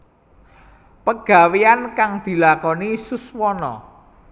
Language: Javanese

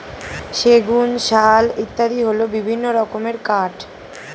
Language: Bangla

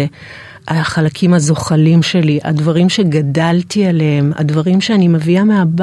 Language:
Hebrew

